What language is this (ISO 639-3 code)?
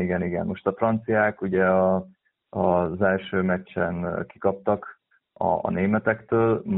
hun